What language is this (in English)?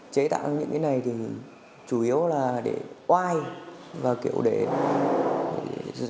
Vietnamese